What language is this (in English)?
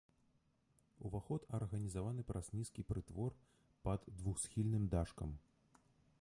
Belarusian